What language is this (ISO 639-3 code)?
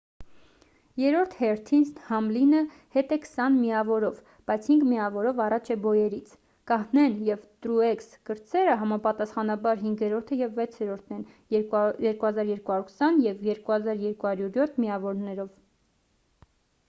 hye